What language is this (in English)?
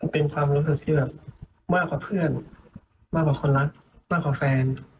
Thai